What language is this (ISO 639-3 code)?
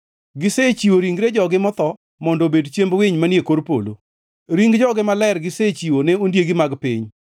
luo